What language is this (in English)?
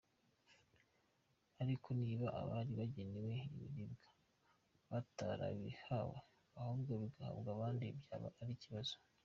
Kinyarwanda